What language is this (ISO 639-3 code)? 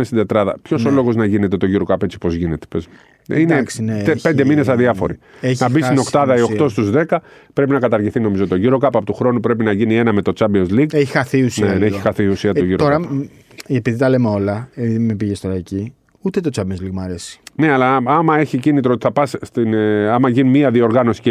ell